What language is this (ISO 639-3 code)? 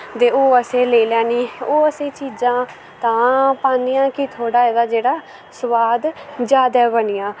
doi